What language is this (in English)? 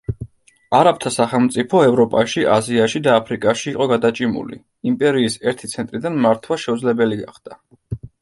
Georgian